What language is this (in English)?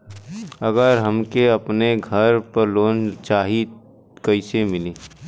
Bhojpuri